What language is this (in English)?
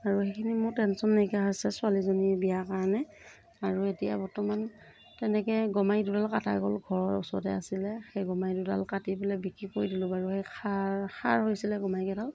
Assamese